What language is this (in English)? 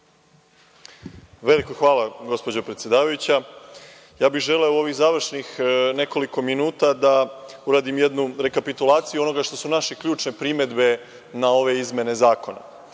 Serbian